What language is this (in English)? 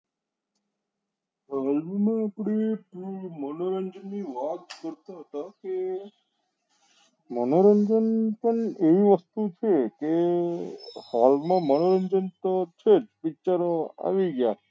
Gujarati